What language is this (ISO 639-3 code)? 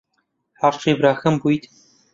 ckb